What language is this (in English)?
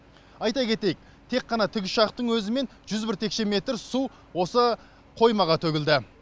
Kazakh